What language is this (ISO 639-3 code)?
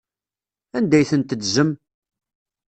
kab